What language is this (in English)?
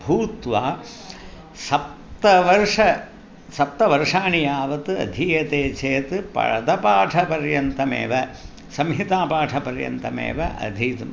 Sanskrit